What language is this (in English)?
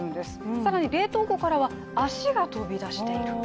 Japanese